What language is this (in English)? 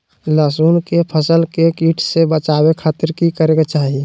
Magahi